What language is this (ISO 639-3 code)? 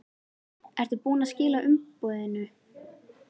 isl